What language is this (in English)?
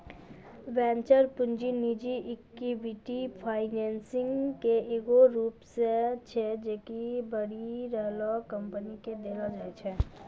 Maithili